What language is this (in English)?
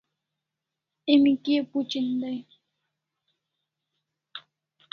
Kalasha